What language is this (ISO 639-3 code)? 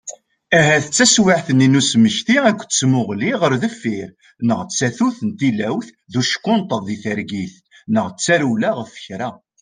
kab